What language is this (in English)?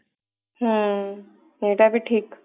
Odia